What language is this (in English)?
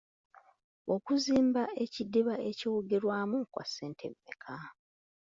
Ganda